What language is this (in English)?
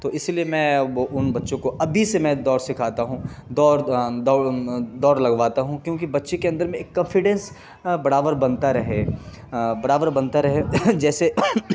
Urdu